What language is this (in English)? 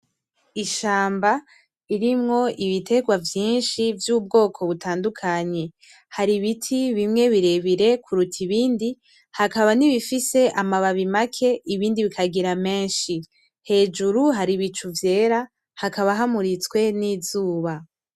Rundi